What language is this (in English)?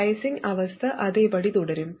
Malayalam